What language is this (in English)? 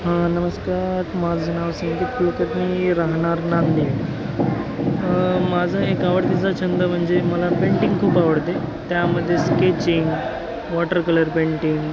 Marathi